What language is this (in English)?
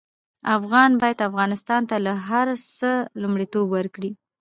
Pashto